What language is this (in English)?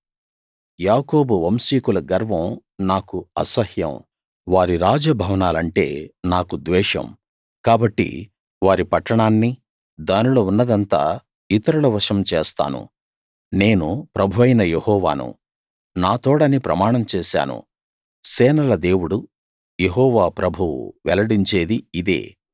Telugu